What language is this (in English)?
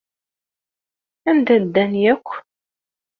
Kabyle